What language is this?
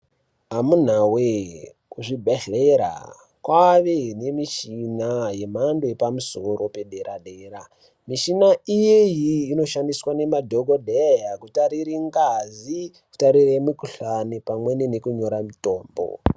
Ndau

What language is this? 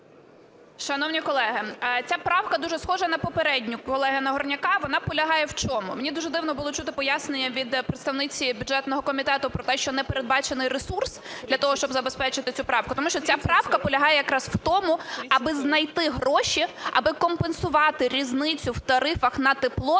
Ukrainian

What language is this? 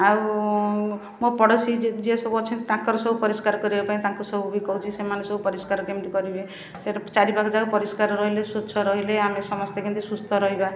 Odia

